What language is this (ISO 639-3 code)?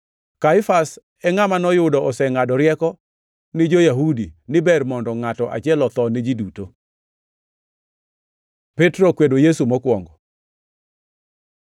luo